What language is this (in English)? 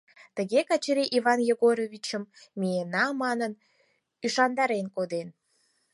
Mari